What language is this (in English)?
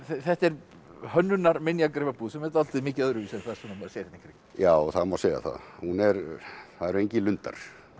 Icelandic